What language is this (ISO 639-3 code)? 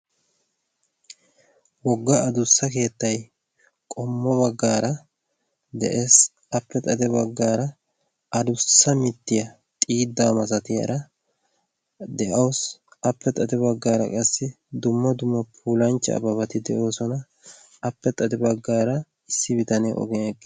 wal